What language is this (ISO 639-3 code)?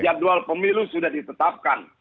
ind